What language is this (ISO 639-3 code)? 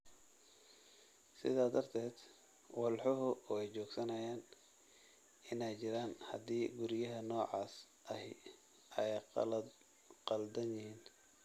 som